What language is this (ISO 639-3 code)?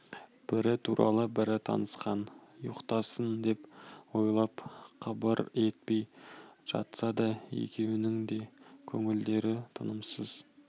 kaz